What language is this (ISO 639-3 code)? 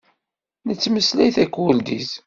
kab